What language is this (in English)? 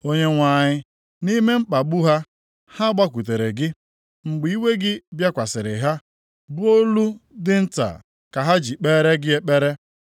Igbo